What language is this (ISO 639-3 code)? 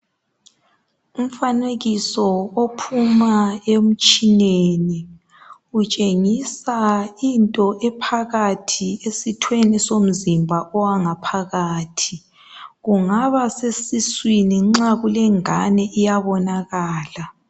nde